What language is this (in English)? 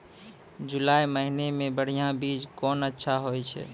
Maithili